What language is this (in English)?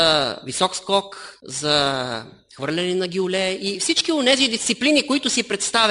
Bulgarian